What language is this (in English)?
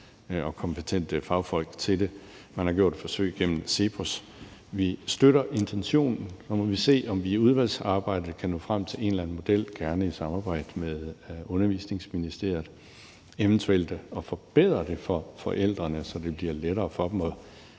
Danish